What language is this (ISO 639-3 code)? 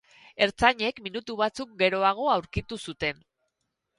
eus